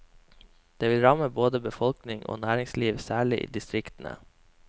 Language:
Norwegian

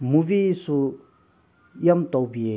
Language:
Manipuri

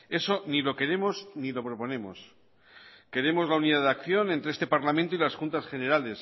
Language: Spanish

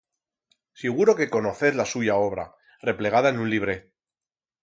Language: Aragonese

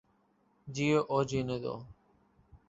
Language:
Urdu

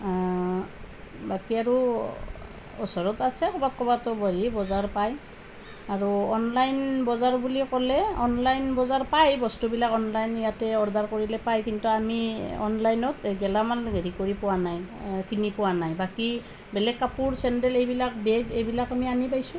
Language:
Assamese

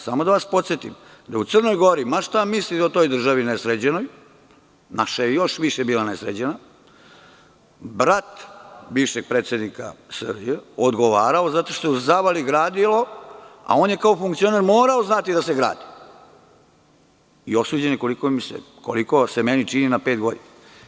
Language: Serbian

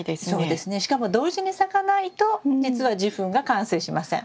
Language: Japanese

